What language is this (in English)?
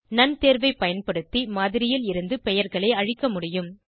Tamil